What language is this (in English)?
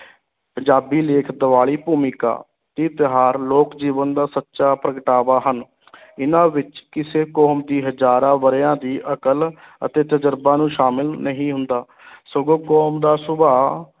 Punjabi